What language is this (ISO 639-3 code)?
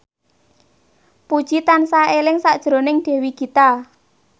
jav